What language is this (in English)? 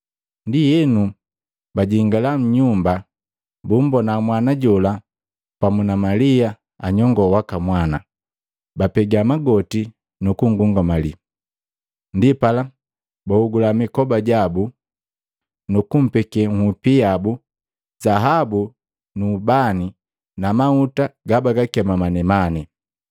Matengo